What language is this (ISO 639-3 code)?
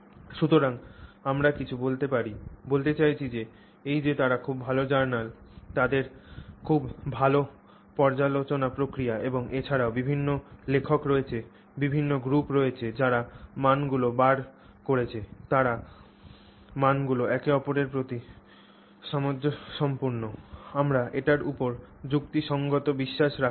ben